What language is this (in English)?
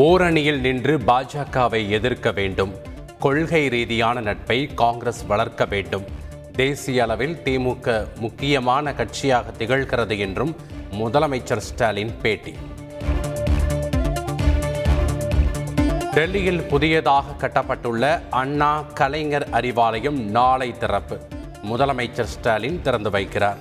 Tamil